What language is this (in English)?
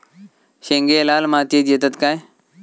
Marathi